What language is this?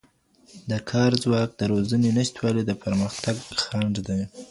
Pashto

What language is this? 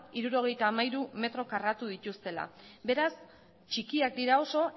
Basque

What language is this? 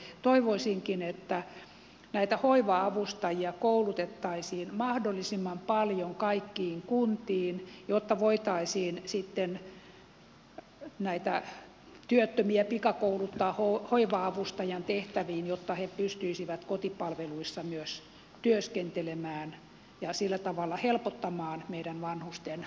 Finnish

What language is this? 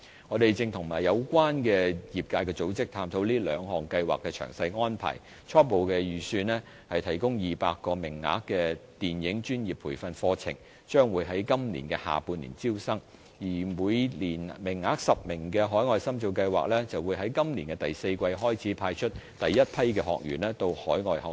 Cantonese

